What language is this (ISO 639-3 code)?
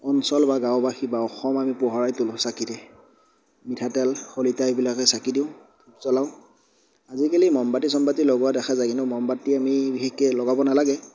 asm